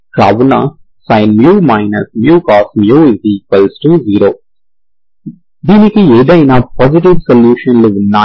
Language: Telugu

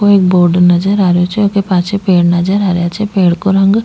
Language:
Rajasthani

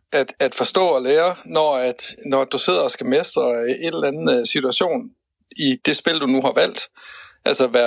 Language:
Danish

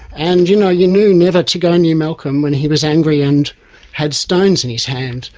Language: English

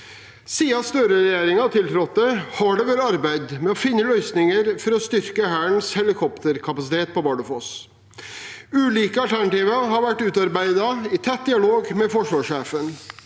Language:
Norwegian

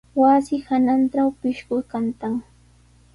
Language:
Sihuas Ancash Quechua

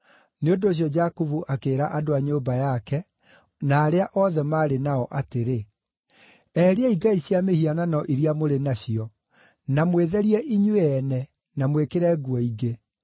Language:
Kikuyu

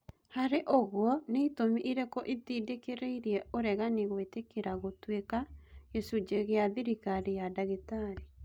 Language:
Kikuyu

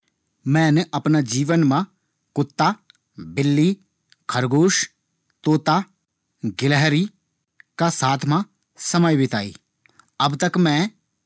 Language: Garhwali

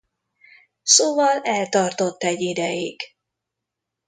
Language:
Hungarian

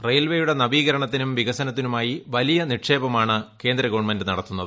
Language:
Malayalam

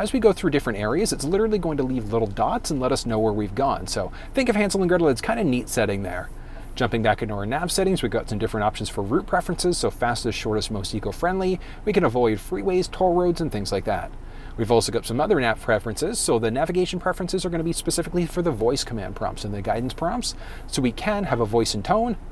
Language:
English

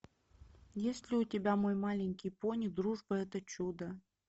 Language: Russian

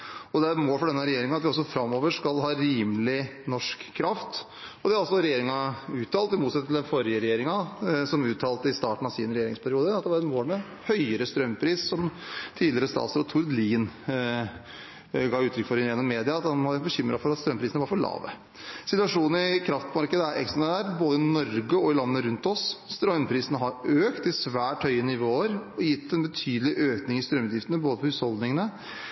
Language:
Norwegian Bokmål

